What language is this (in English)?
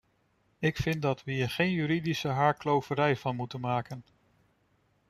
Dutch